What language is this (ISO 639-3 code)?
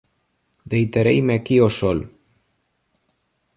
glg